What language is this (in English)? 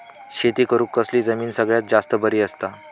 Marathi